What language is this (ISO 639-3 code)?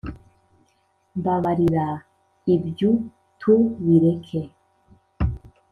kin